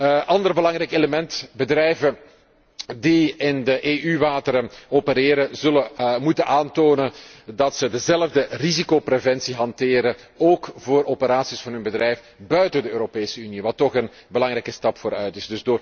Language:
Dutch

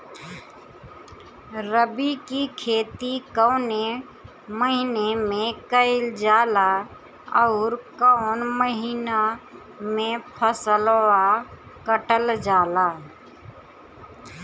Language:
Bhojpuri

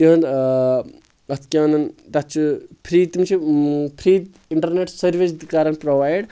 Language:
Kashmiri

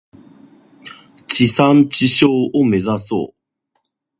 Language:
Japanese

